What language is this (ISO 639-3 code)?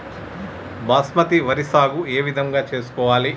tel